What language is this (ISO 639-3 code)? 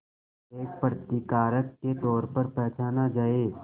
hin